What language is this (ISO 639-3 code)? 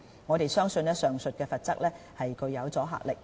yue